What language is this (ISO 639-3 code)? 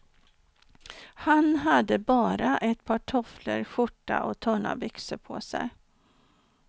swe